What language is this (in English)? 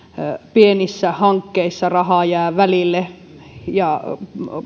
Finnish